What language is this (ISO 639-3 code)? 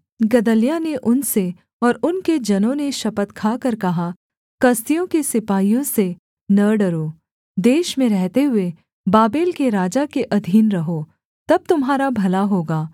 hin